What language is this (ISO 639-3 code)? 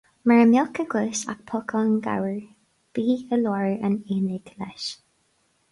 gle